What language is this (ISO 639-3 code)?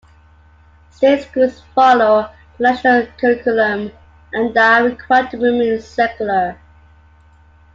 eng